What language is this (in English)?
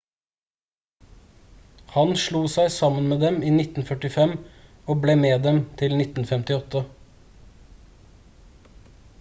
Norwegian Bokmål